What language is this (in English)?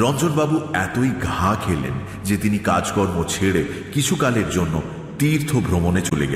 Hindi